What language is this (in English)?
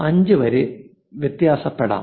Malayalam